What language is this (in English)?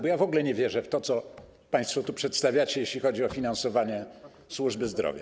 Polish